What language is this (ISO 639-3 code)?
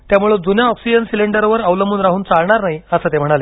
mar